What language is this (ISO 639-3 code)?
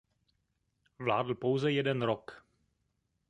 ces